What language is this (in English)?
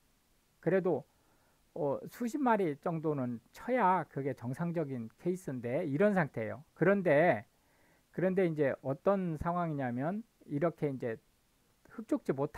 Korean